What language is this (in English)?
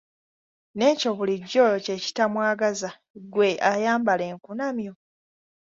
Ganda